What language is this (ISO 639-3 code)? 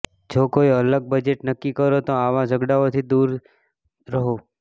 guj